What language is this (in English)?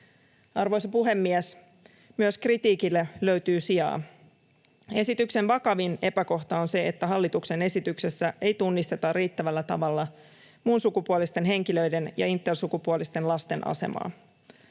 Finnish